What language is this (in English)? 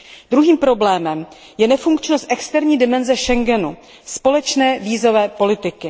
Czech